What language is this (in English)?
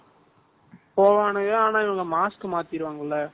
Tamil